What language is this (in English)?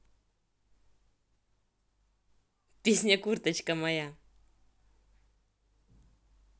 Russian